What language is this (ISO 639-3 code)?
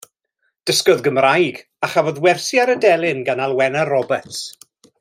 cym